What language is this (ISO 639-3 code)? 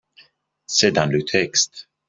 fra